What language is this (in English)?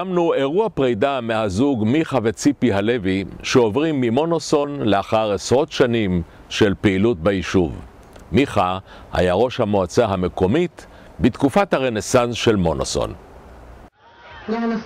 Hebrew